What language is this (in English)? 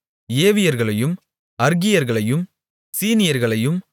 Tamil